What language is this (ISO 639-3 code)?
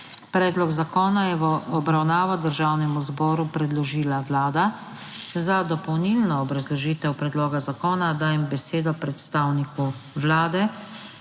slv